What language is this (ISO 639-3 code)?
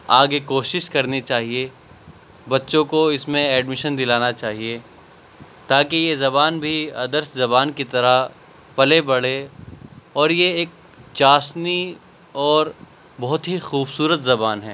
urd